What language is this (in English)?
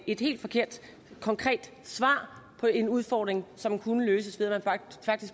Danish